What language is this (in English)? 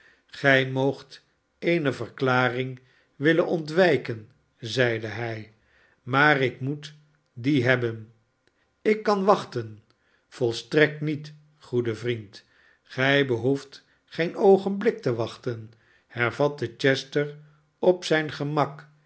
Dutch